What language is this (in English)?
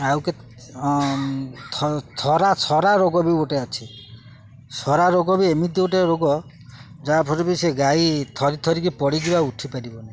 Odia